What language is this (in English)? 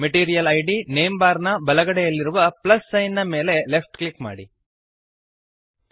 Kannada